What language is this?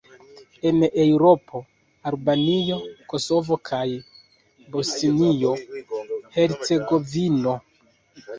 Esperanto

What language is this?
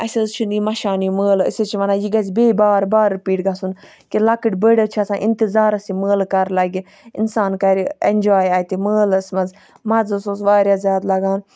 Kashmiri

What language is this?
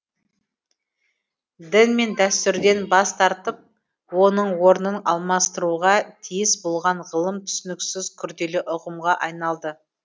Kazakh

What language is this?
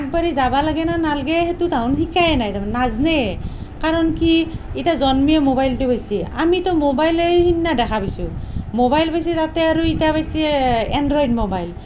Assamese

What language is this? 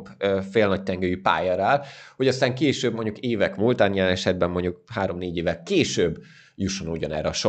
Hungarian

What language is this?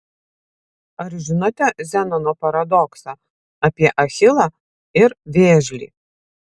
Lithuanian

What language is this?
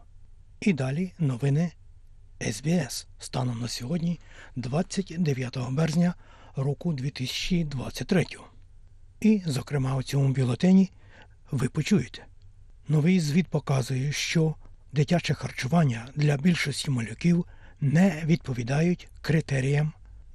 Ukrainian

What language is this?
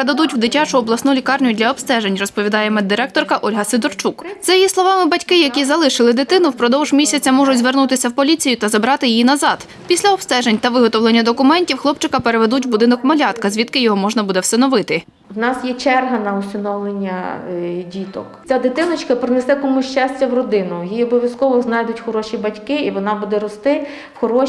Ukrainian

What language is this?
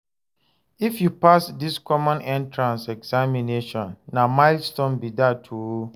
Nigerian Pidgin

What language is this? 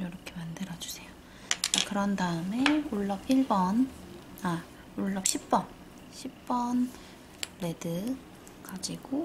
Korean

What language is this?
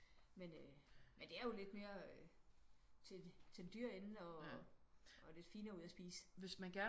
Danish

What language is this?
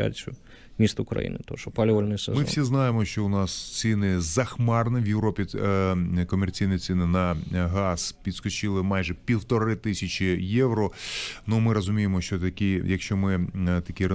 Ukrainian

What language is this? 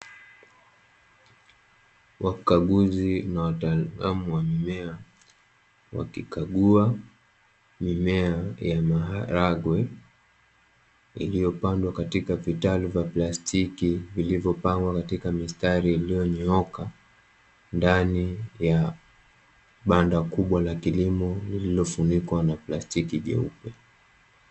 Swahili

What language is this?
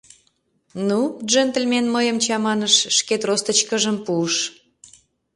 Mari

